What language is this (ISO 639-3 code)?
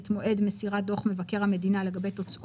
heb